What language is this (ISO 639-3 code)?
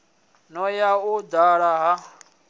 ven